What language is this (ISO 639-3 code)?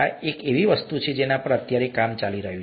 guj